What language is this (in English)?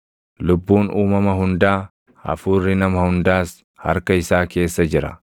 Oromo